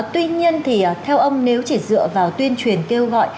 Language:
Vietnamese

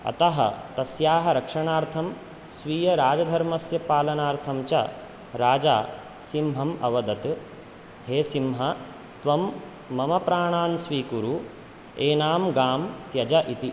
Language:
Sanskrit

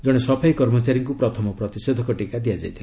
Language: Odia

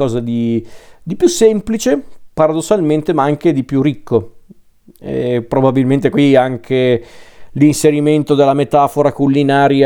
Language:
Italian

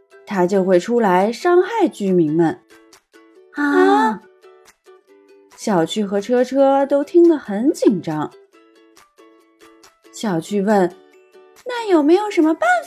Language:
Chinese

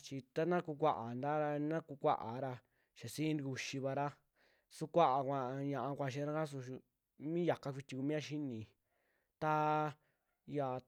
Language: Western Juxtlahuaca Mixtec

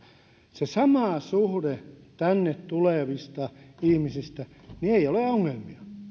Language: Finnish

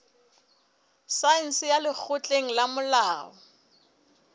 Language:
Southern Sotho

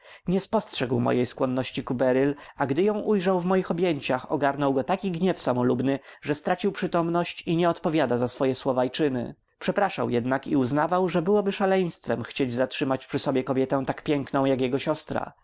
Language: Polish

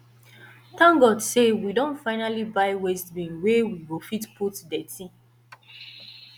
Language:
Nigerian Pidgin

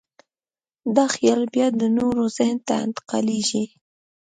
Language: Pashto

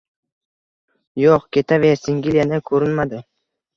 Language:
Uzbek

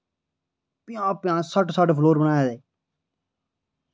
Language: Dogri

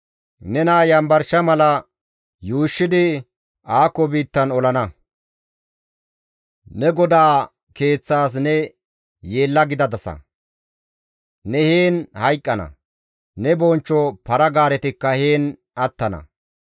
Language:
Gamo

